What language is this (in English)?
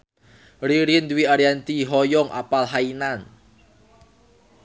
Sundanese